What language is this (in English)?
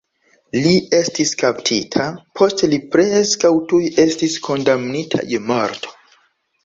Esperanto